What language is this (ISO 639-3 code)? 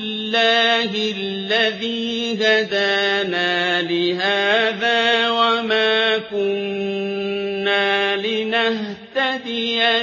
ara